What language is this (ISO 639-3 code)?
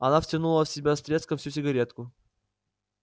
rus